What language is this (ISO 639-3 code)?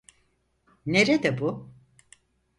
tur